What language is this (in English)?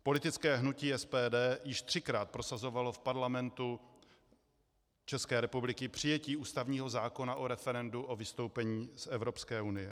Czech